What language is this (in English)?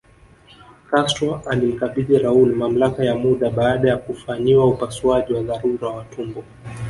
Swahili